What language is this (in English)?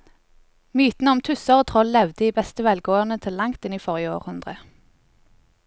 Norwegian